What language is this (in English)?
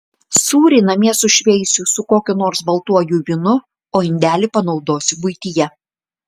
Lithuanian